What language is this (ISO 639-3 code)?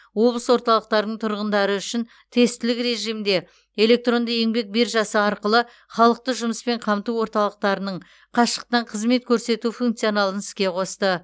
kaz